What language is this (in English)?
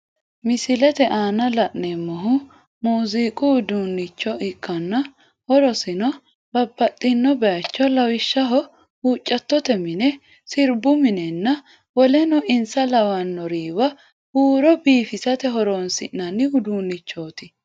Sidamo